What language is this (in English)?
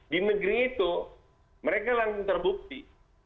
Indonesian